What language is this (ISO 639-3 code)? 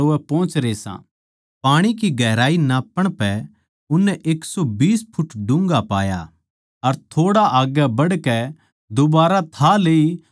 bgc